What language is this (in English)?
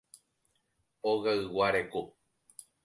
Guarani